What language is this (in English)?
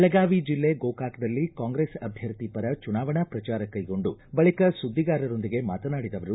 Kannada